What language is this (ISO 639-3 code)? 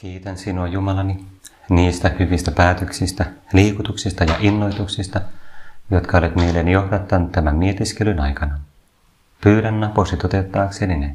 fin